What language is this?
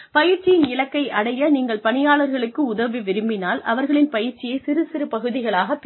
Tamil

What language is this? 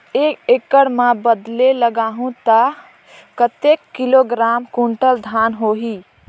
Chhattisgarhi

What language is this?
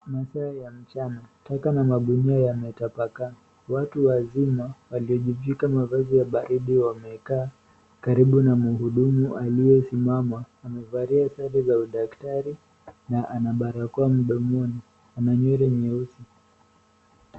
Swahili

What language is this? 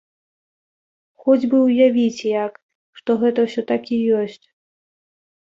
Belarusian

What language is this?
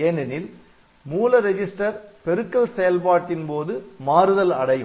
Tamil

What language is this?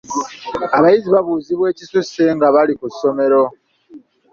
Ganda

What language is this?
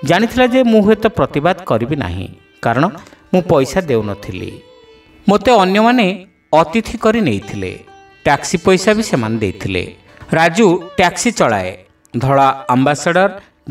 Bangla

